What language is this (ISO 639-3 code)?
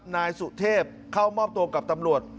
tha